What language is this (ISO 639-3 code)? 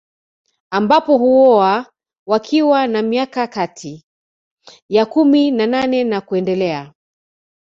swa